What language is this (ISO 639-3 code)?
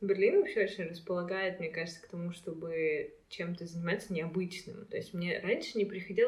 rus